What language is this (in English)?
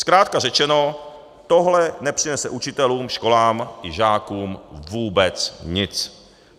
Czech